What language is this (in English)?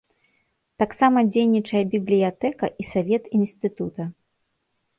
Belarusian